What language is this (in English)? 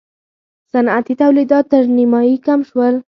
Pashto